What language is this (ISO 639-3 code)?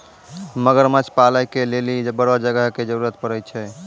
mai